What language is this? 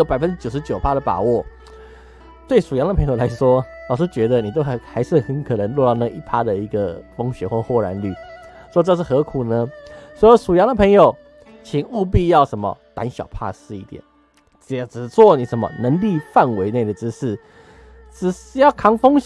Chinese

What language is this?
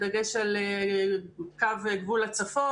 Hebrew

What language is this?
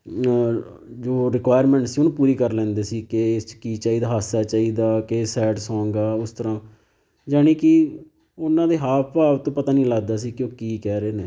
Punjabi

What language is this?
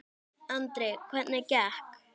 Icelandic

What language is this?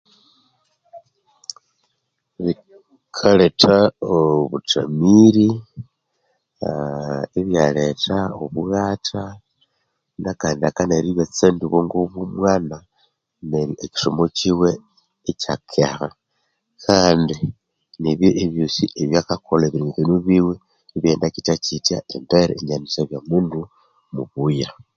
Konzo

